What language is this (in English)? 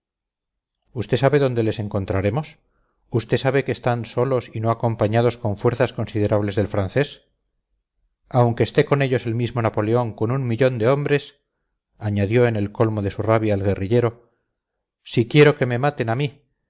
Spanish